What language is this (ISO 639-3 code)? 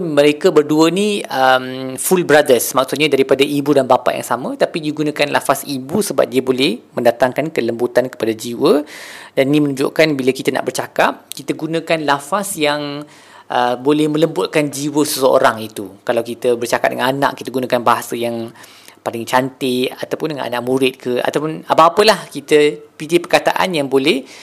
msa